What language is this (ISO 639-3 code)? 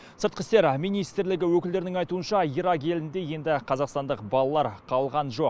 kaz